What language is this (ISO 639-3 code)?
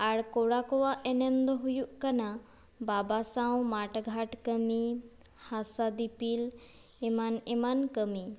sat